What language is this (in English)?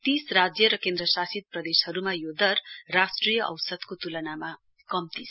Nepali